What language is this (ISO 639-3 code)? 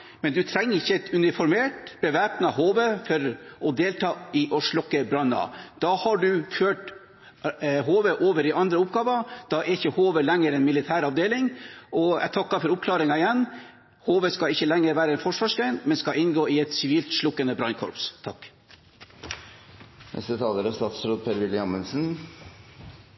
nob